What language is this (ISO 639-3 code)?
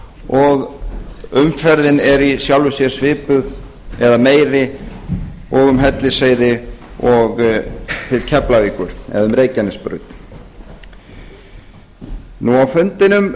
isl